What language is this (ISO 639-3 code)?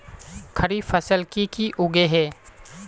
mag